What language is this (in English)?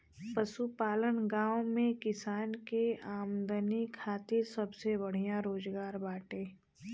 Bhojpuri